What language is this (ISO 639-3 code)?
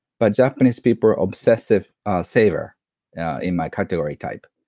eng